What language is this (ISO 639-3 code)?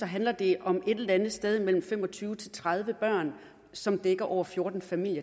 dan